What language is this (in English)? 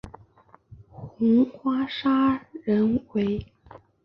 Chinese